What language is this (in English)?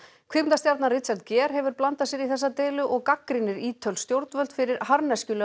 Icelandic